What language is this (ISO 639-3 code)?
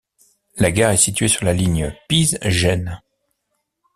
fra